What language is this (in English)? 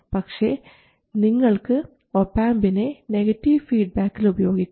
Malayalam